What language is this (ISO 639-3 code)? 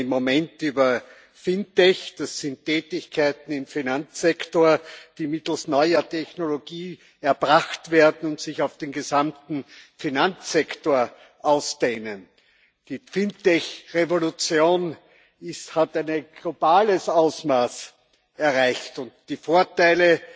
deu